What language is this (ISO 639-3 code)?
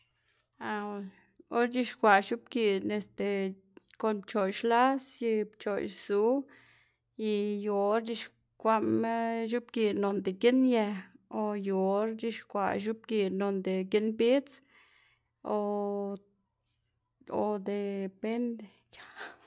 ztg